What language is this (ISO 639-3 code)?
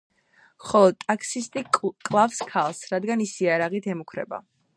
kat